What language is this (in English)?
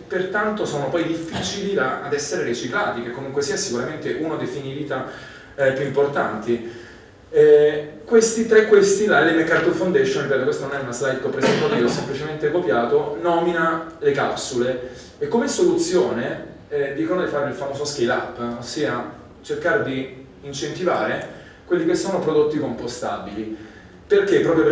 Italian